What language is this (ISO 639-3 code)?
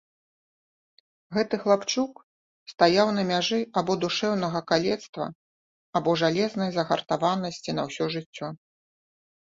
bel